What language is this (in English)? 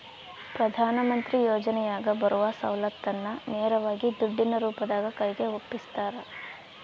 Kannada